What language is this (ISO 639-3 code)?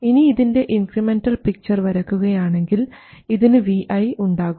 mal